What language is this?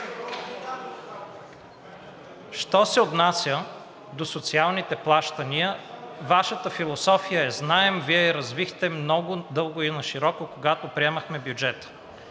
Bulgarian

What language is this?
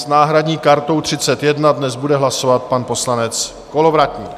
Czech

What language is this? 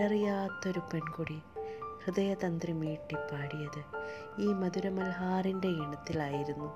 Malayalam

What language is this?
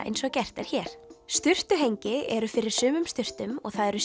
Icelandic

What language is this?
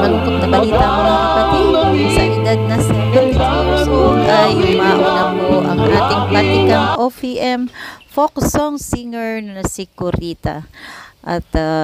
Filipino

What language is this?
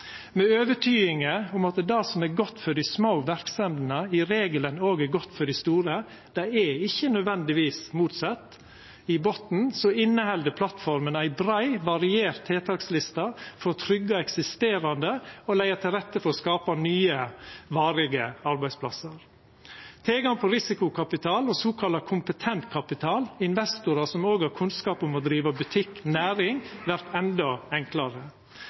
Norwegian Nynorsk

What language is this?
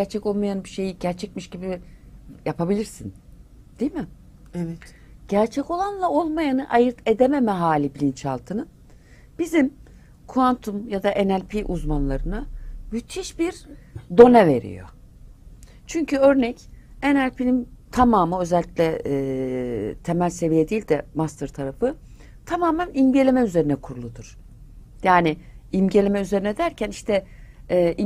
Turkish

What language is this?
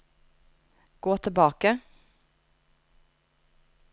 Norwegian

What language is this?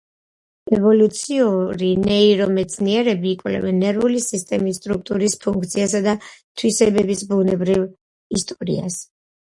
Georgian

